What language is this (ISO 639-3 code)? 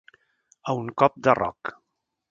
cat